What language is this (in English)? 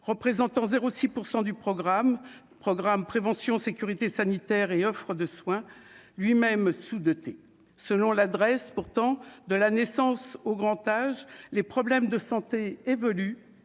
French